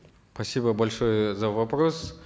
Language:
Kazakh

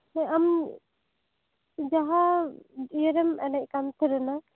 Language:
Santali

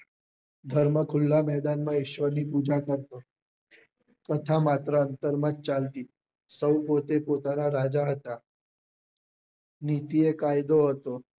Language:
Gujarati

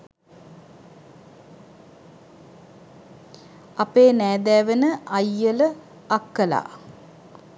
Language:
Sinhala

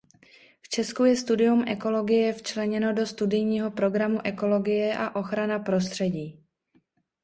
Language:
Czech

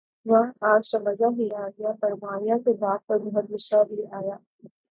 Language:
Urdu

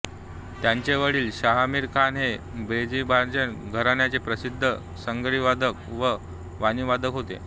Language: Marathi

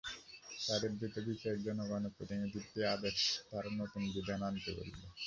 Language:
Bangla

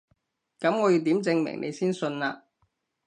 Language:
Cantonese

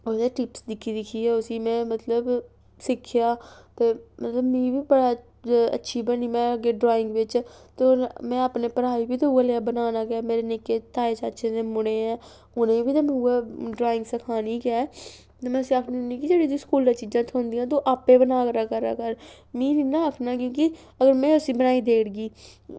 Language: Dogri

